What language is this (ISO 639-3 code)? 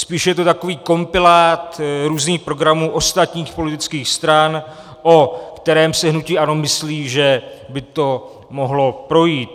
ces